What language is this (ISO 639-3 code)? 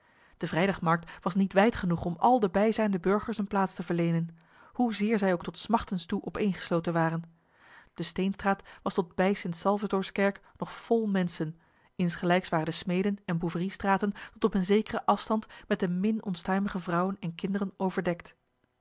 nld